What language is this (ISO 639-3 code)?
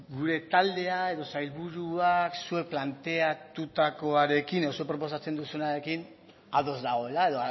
eus